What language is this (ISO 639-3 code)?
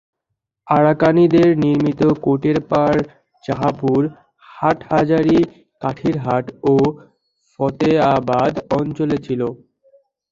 ben